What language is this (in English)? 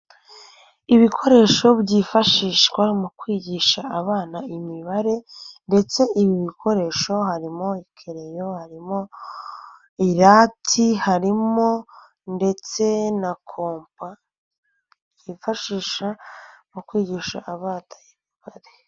Kinyarwanda